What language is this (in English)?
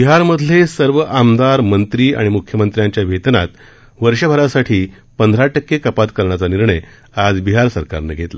Marathi